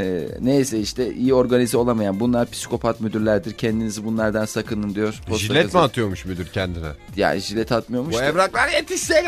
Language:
Turkish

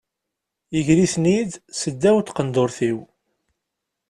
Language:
Kabyle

